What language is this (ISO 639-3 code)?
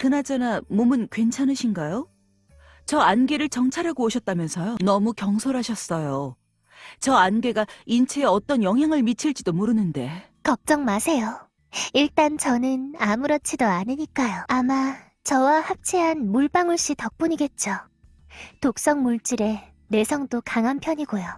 kor